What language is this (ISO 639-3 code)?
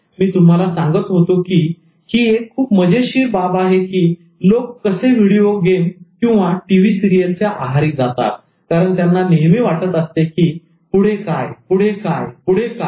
mar